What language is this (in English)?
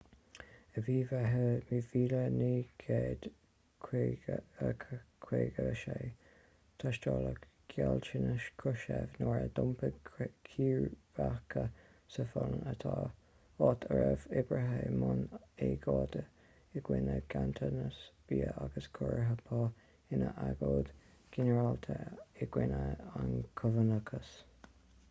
Irish